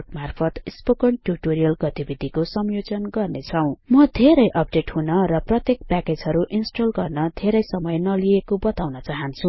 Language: Nepali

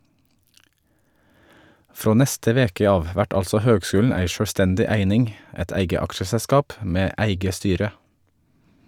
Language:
Norwegian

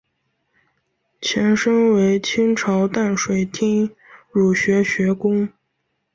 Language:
Chinese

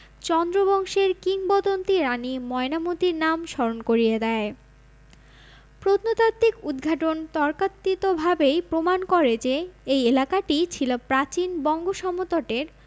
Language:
Bangla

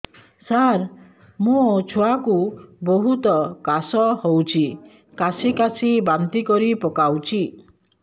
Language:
Odia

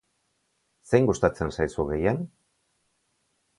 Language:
Basque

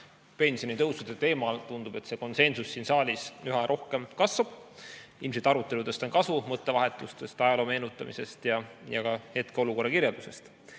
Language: Estonian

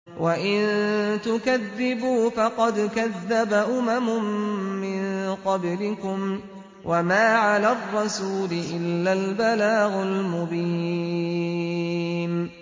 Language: Arabic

